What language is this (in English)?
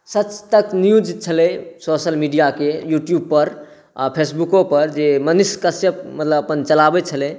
Maithili